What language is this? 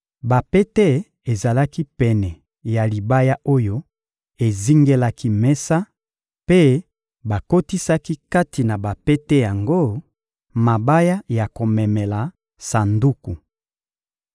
Lingala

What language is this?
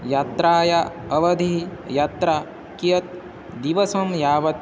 Sanskrit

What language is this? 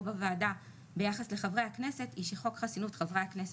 Hebrew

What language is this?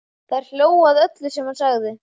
Icelandic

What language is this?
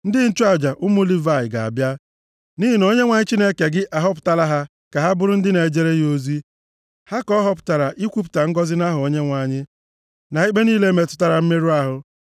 Igbo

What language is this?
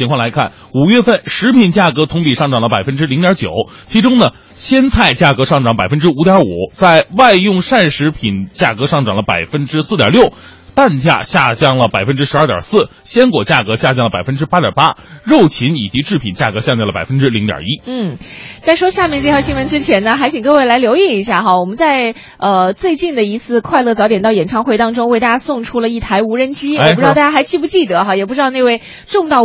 Chinese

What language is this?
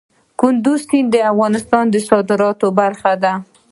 Pashto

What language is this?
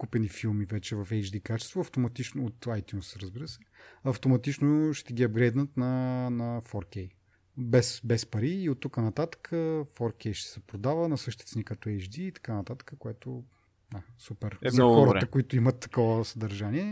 Bulgarian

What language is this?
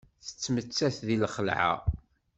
Kabyle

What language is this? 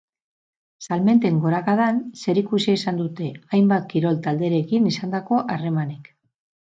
Basque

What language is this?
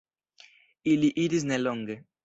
Esperanto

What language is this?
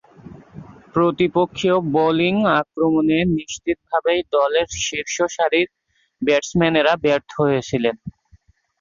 Bangla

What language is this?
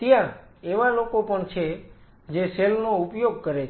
Gujarati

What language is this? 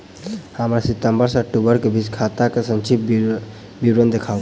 Maithili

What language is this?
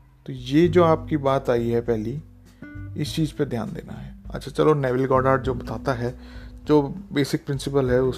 Hindi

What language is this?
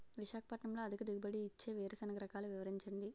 Telugu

